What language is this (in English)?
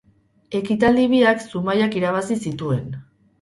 Basque